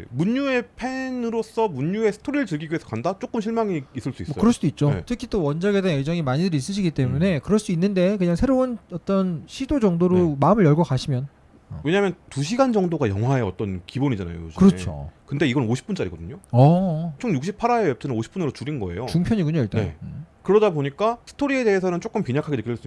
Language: Korean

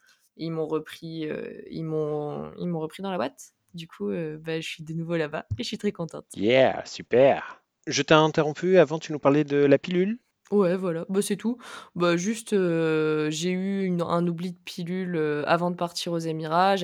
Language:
French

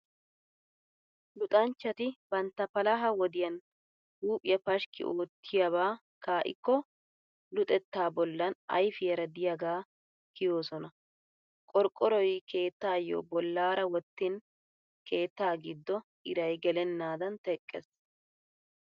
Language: Wolaytta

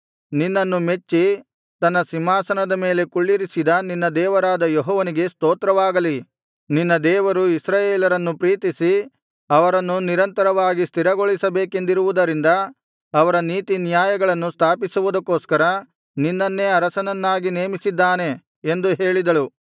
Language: Kannada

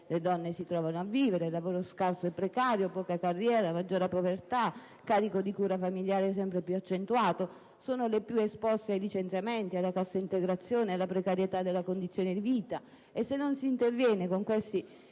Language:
Italian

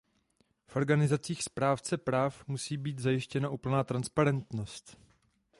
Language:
Czech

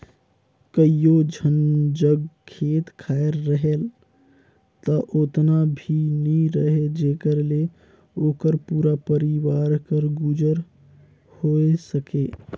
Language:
Chhattisgarhi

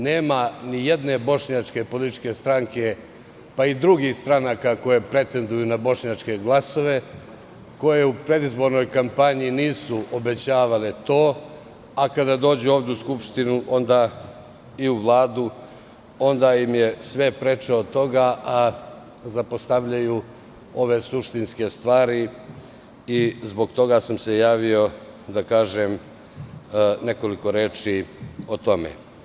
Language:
Serbian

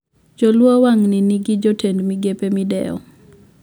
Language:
Luo (Kenya and Tanzania)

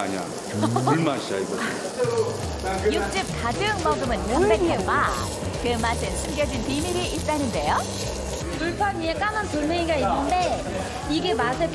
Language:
Korean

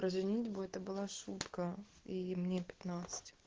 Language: Russian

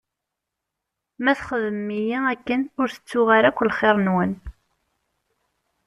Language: Kabyle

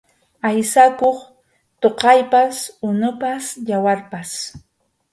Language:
Arequipa-La Unión Quechua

